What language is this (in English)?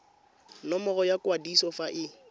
Tswana